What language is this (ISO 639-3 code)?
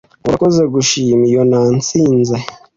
kin